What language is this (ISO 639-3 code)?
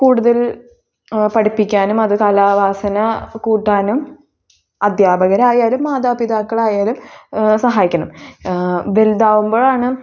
mal